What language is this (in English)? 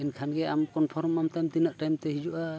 Santali